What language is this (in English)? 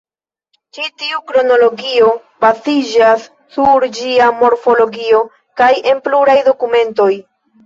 Esperanto